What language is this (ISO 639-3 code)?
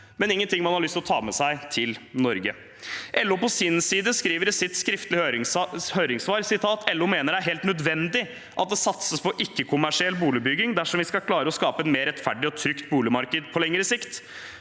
nor